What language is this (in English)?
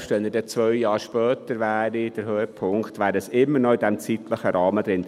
Swiss German